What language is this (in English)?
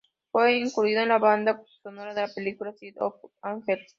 Spanish